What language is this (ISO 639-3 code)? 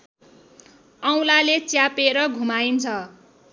nep